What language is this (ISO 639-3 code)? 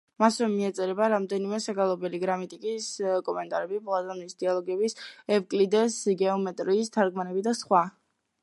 kat